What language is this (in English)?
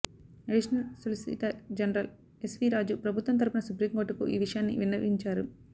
Telugu